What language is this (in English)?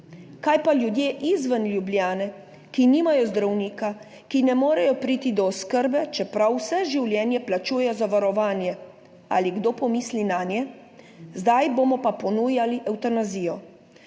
Slovenian